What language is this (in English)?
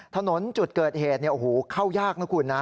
Thai